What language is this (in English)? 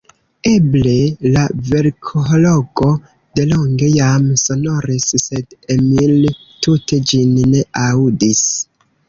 Esperanto